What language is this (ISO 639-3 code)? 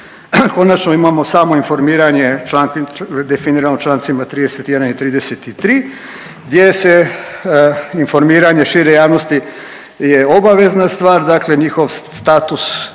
hrv